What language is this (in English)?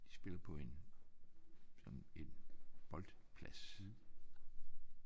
Danish